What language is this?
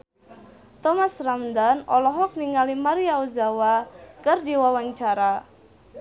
Sundanese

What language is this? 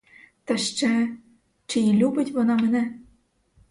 Ukrainian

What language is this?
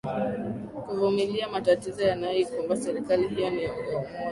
Swahili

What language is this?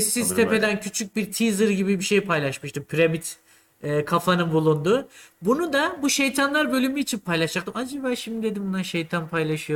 Turkish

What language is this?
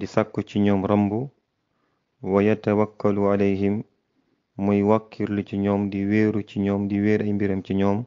Arabic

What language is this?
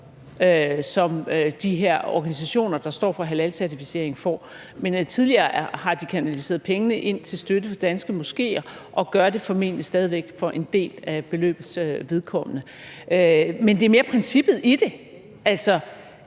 Danish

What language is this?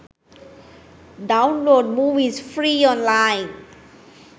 Sinhala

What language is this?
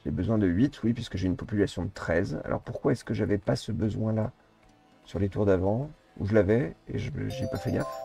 French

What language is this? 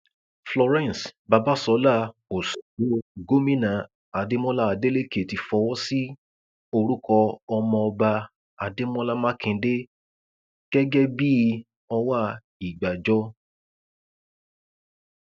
Yoruba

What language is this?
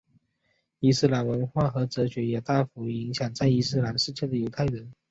Chinese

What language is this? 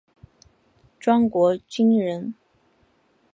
Chinese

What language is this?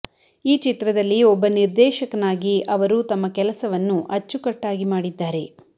Kannada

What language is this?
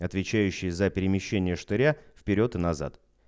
Russian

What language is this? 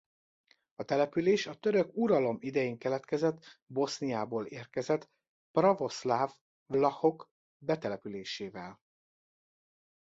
Hungarian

